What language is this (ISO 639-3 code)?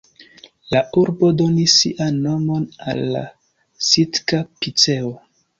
epo